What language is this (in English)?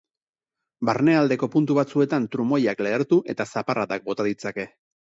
Basque